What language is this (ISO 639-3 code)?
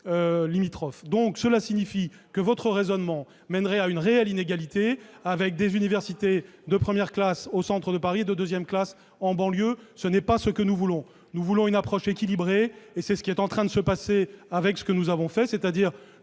fra